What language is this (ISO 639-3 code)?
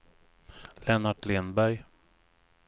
swe